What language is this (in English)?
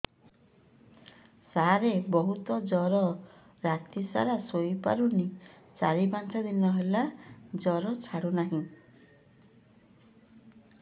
Odia